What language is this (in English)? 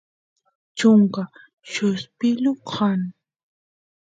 Santiago del Estero Quichua